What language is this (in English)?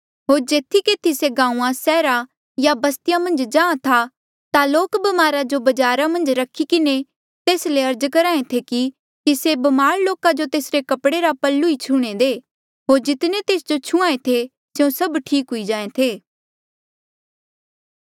Mandeali